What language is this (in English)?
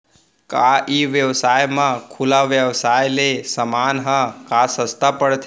Chhattisgarhi